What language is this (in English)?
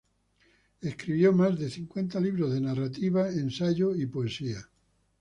Spanish